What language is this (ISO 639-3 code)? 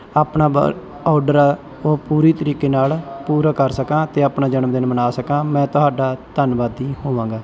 pan